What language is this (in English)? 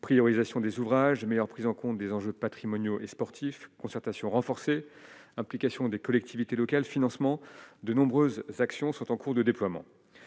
French